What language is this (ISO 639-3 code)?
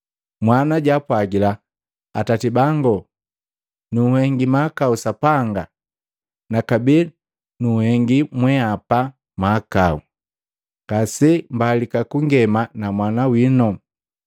mgv